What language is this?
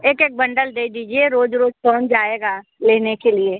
Hindi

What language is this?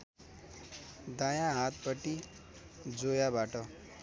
Nepali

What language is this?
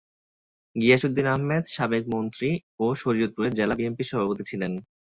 Bangla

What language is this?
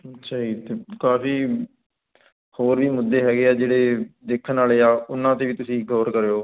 Punjabi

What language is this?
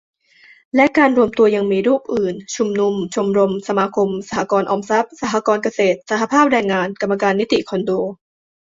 Thai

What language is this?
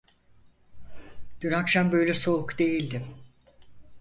Turkish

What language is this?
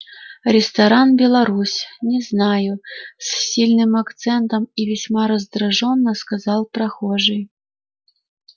Russian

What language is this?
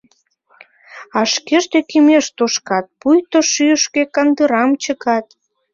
Mari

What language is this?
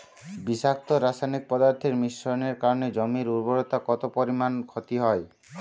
Bangla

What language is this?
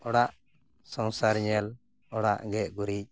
Santali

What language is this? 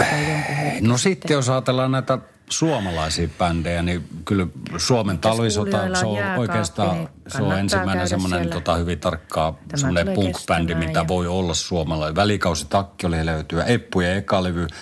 Finnish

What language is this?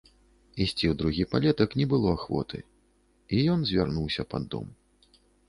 Belarusian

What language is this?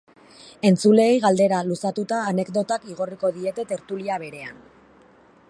Basque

